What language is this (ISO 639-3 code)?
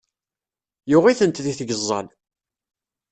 kab